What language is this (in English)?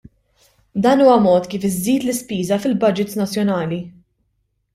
Maltese